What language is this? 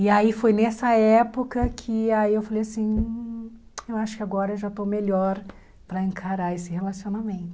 Portuguese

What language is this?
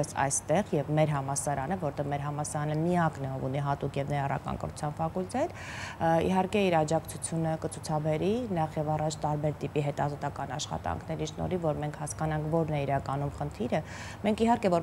Romanian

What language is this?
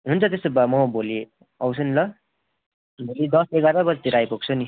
Nepali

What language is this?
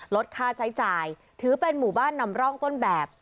Thai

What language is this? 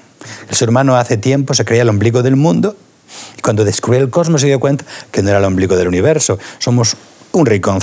Spanish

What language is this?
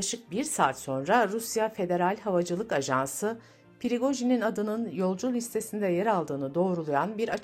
Turkish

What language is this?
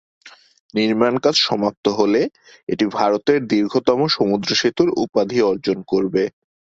Bangla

